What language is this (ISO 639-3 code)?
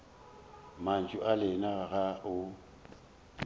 nso